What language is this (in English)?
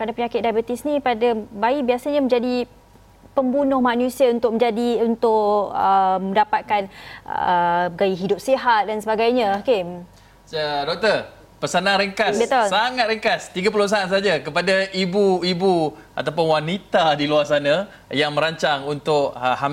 Malay